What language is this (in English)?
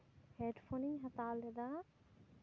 Santali